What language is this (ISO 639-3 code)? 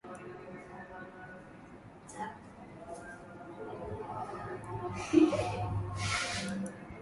swa